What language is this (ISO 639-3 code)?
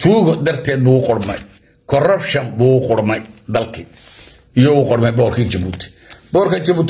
ara